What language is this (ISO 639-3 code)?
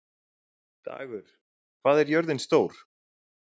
isl